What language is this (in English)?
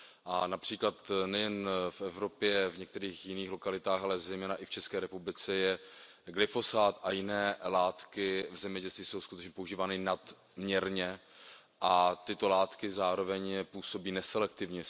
Czech